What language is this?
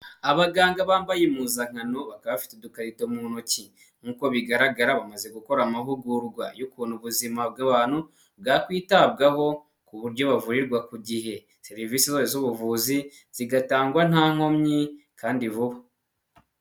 Kinyarwanda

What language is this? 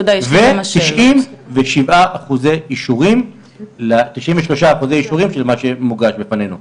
Hebrew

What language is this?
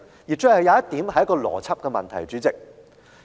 Cantonese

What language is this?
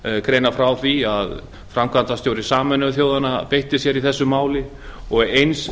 Icelandic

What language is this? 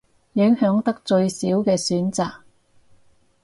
Cantonese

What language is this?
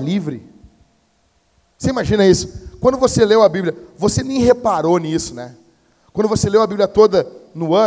Portuguese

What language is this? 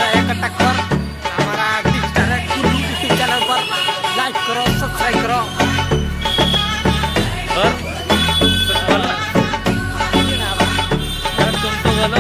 Thai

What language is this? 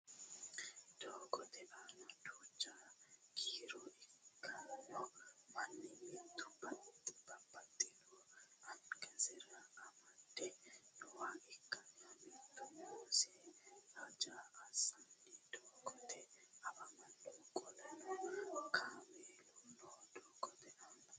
Sidamo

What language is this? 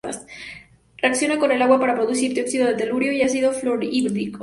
Spanish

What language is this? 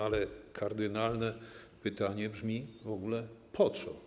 Polish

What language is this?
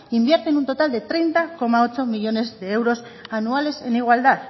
Spanish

